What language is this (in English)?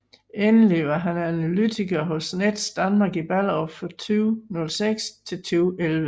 Danish